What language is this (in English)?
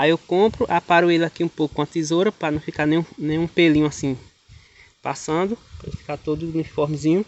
Portuguese